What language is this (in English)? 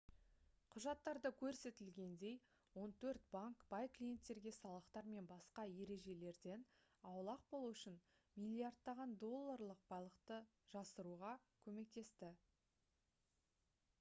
Kazakh